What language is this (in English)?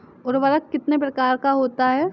Hindi